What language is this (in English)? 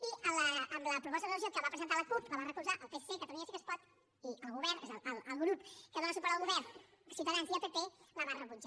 Catalan